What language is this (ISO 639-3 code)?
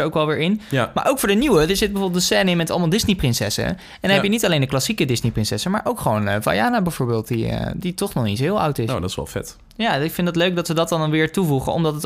nld